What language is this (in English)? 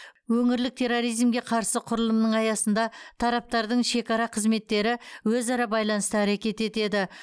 Kazakh